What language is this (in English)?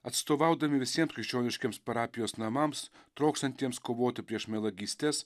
Lithuanian